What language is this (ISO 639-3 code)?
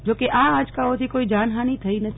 guj